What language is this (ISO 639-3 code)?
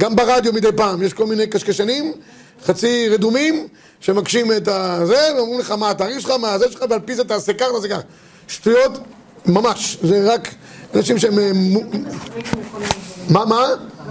heb